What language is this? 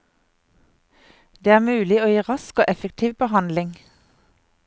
Norwegian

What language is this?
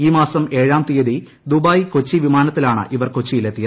Malayalam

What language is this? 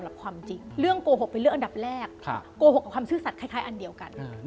Thai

